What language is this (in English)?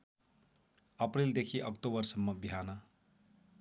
Nepali